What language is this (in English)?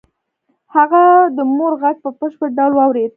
Pashto